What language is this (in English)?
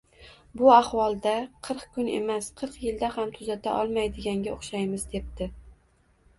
Uzbek